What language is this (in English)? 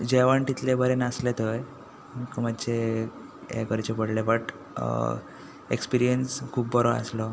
Konkani